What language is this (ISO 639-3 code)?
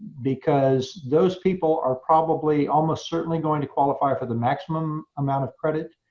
eng